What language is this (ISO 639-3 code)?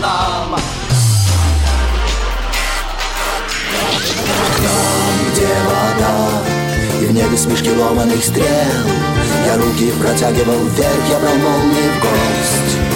rus